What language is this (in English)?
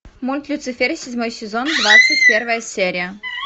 Russian